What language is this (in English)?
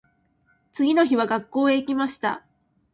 Japanese